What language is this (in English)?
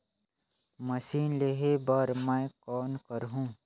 Chhattisgarhi